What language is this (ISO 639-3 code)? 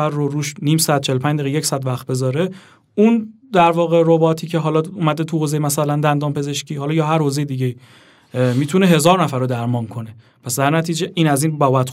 fas